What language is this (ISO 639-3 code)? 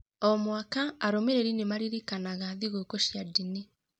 kik